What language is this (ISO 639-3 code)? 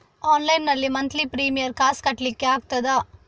kan